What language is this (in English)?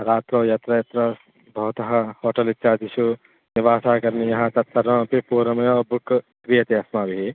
Sanskrit